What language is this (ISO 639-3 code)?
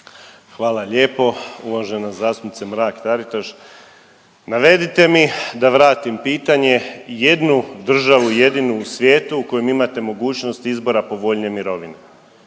hrv